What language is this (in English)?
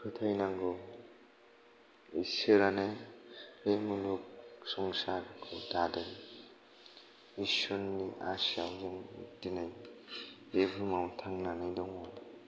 Bodo